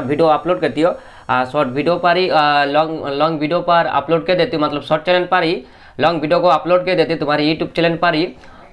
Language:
Hindi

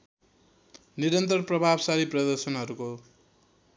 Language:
Nepali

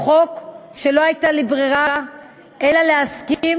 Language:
Hebrew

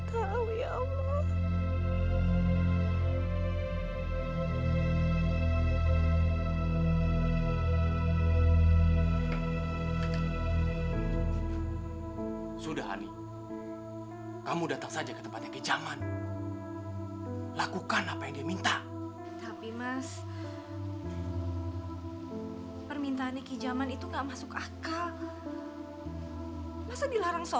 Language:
Indonesian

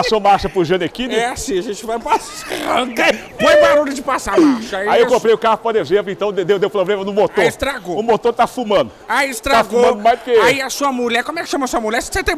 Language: Portuguese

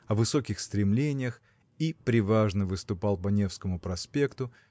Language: Russian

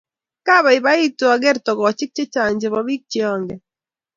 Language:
Kalenjin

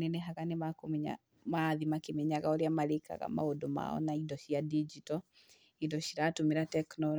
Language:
Kikuyu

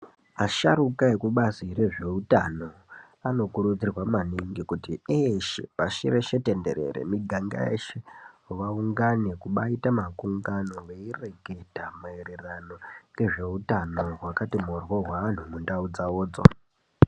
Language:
Ndau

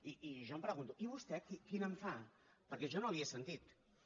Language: Catalan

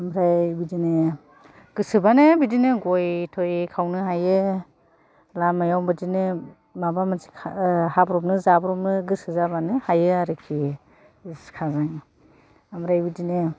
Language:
Bodo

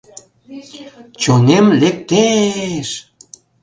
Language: Mari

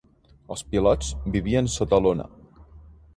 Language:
Catalan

